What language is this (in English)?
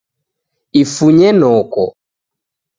Taita